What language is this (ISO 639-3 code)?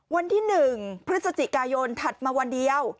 tha